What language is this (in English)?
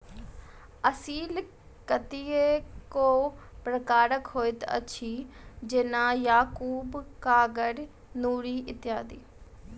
Maithili